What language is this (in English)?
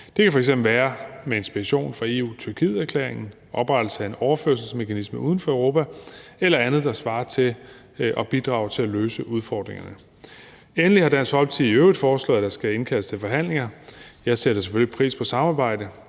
Danish